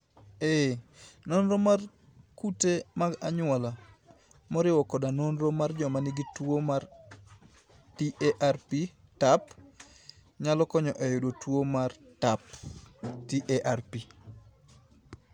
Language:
Luo (Kenya and Tanzania)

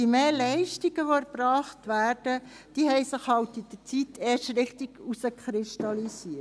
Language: Swiss German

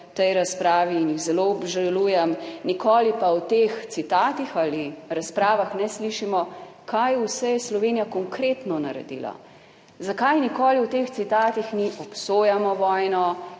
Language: Slovenian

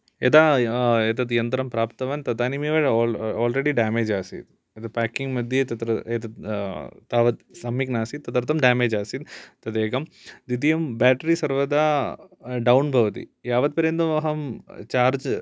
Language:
Sanskrit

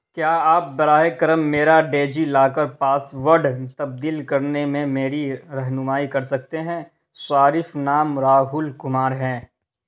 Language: Urdu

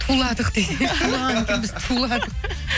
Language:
Kazakh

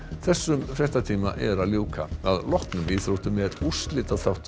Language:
Icelandic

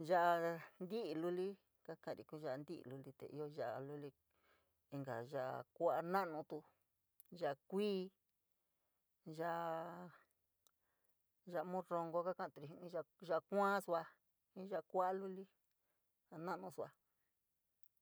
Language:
San Miguel El Grande Mixtec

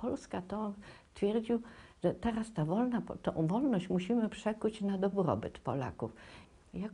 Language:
Polish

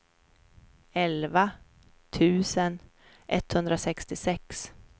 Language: Swedish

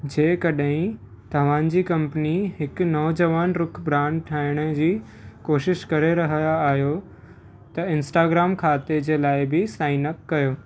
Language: Sindhi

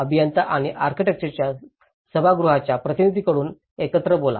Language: Marathi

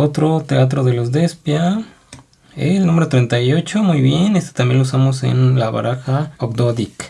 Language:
Spanish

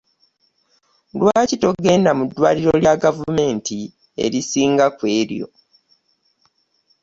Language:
Ganda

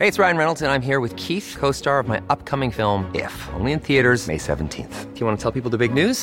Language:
Filipino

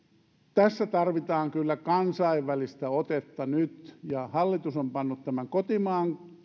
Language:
Finnish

